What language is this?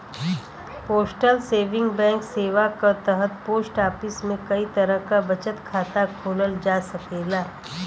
Bhojpuri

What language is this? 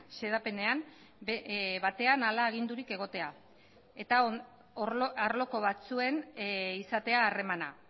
Basque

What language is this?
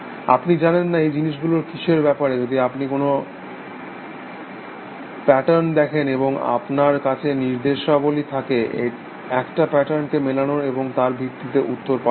Bangla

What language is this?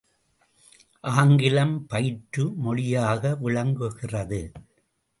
Tamil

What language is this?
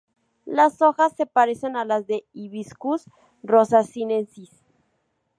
Spanish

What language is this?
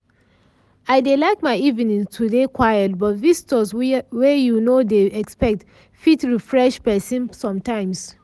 Nigerian Pidgin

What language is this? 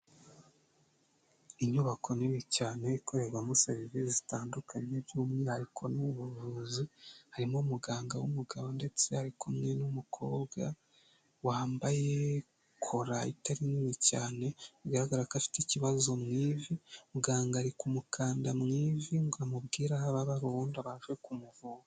Kinyarwanda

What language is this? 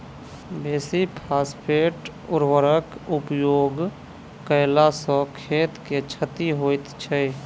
Maithili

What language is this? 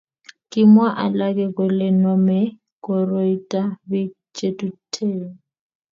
Kalenjin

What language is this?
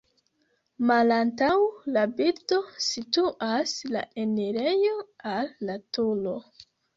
Esperanto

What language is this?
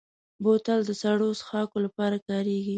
Pashto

